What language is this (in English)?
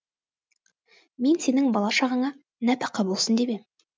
Kazakh